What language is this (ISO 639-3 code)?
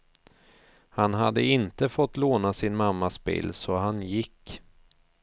swe